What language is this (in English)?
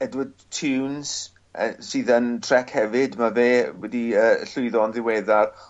Welsh